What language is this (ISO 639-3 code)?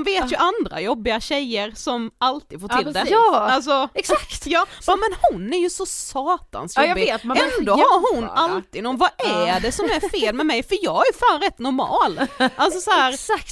swe